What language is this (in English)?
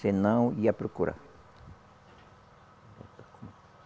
Portuguese